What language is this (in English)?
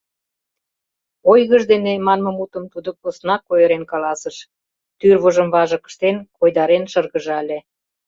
Mari